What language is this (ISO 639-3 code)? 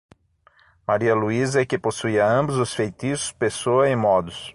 por